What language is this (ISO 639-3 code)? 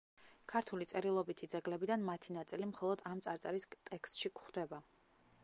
kat